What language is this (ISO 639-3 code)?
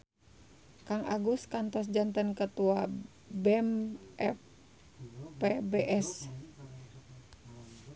sun